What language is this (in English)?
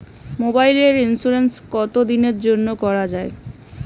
Bangla